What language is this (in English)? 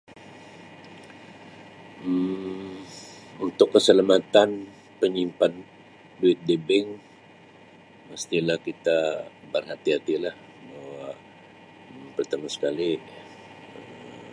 Sabah Malay